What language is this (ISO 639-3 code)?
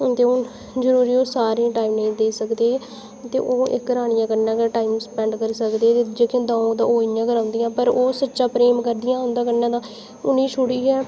doi